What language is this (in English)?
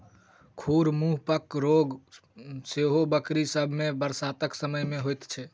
Maithili